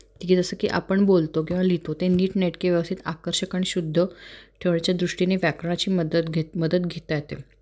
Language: Marathi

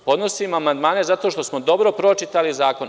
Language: Serbian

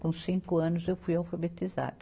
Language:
Portuguese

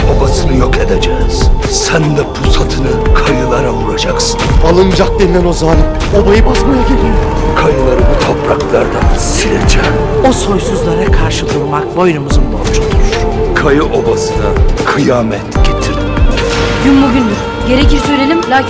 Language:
Turkish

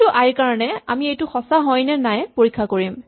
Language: Assamese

